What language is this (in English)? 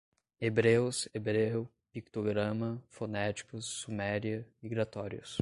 Portuguese